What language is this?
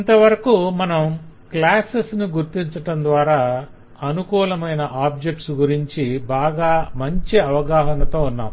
Telugu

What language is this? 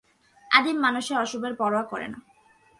Bangla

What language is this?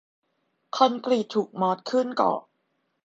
Thai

